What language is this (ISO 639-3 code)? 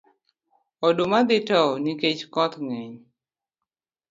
luo